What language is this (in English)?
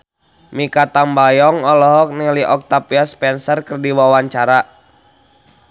Sundanese